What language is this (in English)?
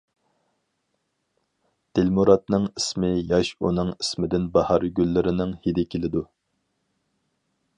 Uyghur